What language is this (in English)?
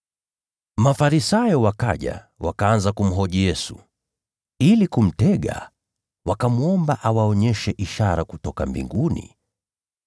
Swahili